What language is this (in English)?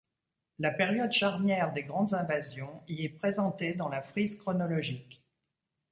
French